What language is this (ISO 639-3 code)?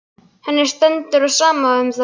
isl